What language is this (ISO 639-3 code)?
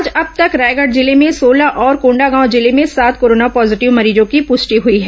hin